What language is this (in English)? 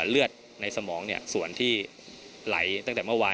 Thai